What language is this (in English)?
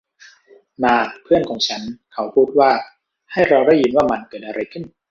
Thai